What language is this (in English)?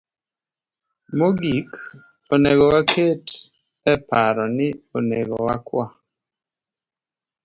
Luo (Kenya and Tanzania)